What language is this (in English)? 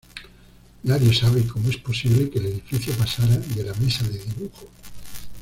Spanish